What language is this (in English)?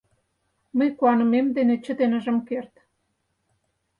Mari